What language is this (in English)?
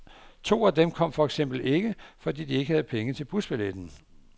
Danish